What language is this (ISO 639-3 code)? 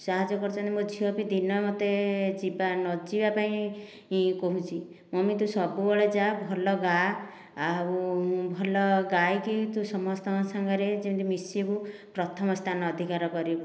ori